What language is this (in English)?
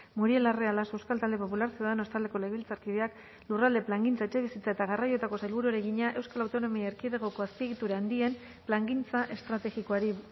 Basque